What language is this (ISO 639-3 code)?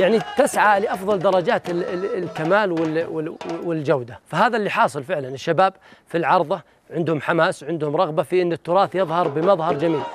ara